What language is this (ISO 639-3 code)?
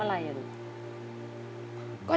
tha